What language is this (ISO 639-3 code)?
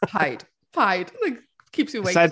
cym